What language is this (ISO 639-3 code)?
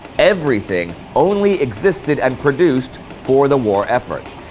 eng